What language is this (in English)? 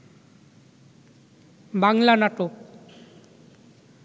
Bangla